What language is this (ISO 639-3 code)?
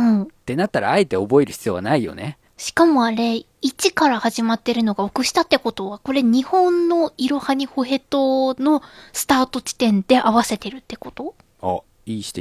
jpn